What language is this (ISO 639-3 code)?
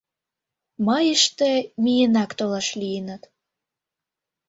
chm